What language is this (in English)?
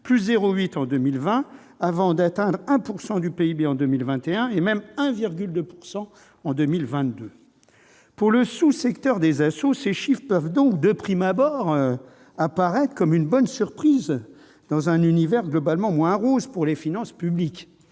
French